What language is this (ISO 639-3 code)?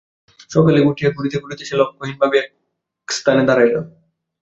ben